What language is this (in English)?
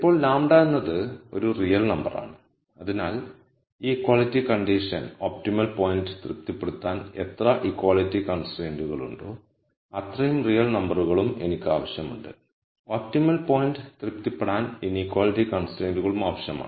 Malayalam